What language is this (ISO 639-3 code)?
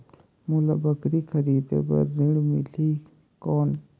hne